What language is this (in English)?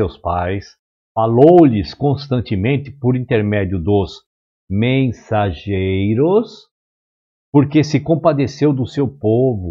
Portuguese